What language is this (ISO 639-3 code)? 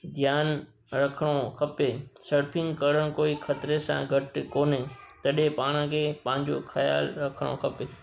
snd